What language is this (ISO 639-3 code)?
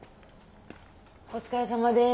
jpn